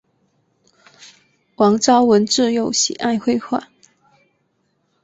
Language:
Chinese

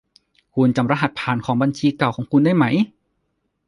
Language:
Thai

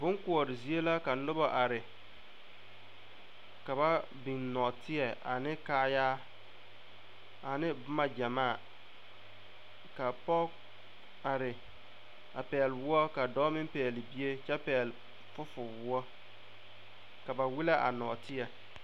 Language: Southern Dagaare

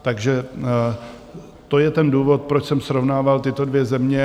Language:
Czech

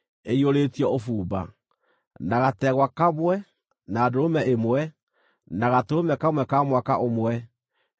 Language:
Kikuyu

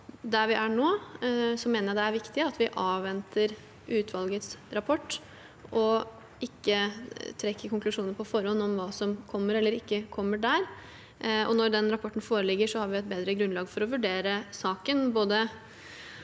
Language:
Norwegian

